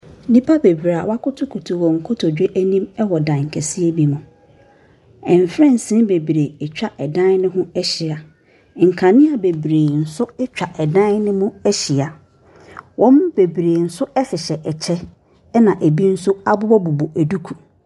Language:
Akan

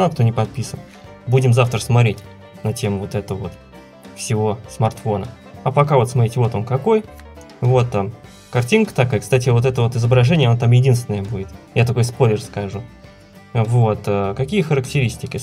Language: Russian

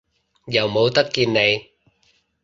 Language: Cantonese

